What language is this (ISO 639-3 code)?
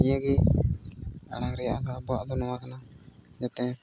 sat